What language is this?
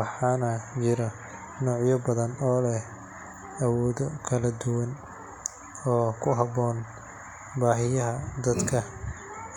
Somali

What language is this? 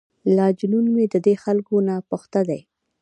Pashto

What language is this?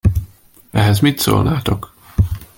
Hungarian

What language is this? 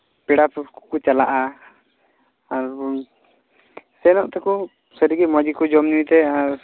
Santali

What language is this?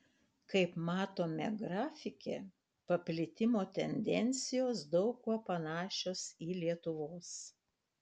Lithuanian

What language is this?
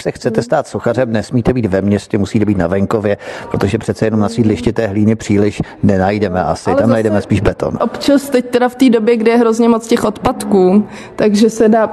Czech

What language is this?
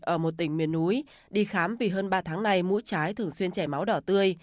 Vietnamese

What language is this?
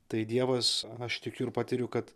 Lithuanian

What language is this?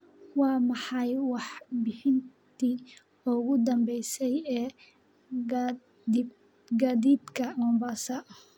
Somali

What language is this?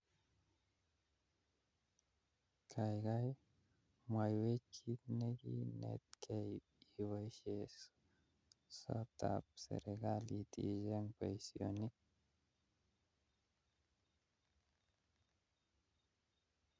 Kalenjin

